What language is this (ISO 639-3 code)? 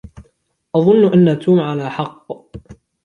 ara